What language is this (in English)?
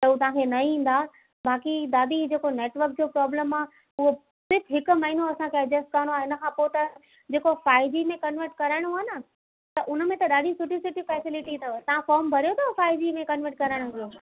Sindhi